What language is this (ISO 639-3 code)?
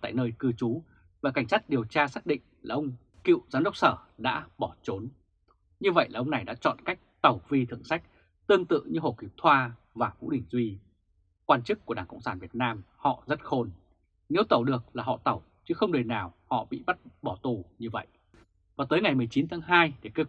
vie